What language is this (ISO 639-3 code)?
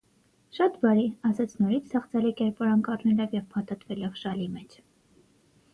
hye